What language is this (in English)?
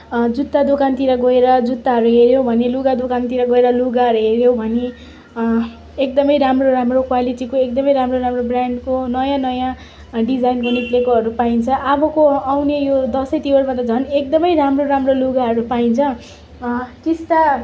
Nepali